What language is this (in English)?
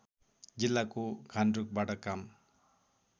Nepali